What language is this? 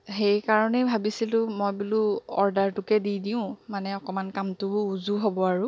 Assamese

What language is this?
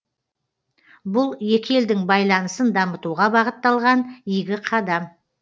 Kazakh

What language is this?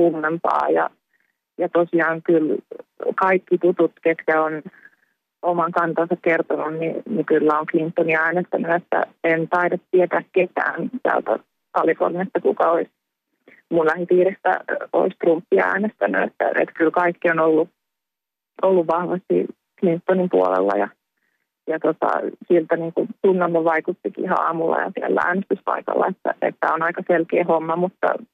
Finnish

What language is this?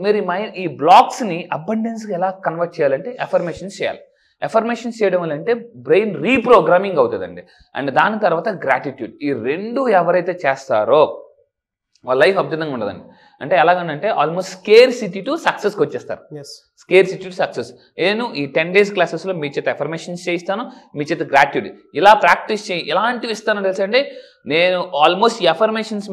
Telugu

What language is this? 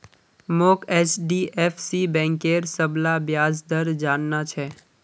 Magahi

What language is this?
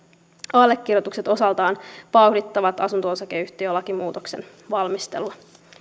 Finnish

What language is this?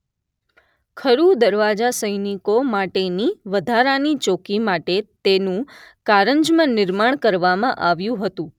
Gujarati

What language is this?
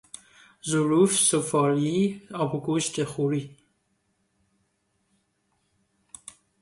Persian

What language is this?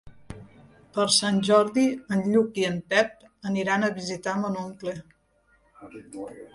Catalan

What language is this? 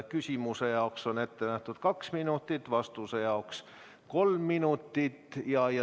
Estonian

